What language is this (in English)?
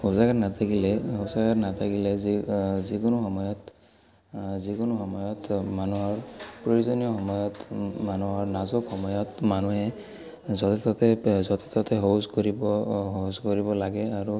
Assamese